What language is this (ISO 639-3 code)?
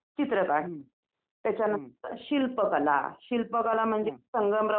mar